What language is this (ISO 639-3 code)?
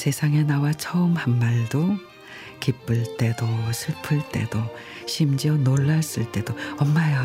kor